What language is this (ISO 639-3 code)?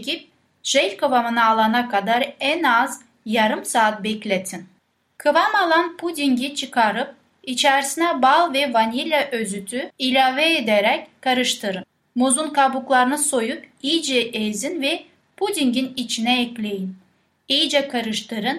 tur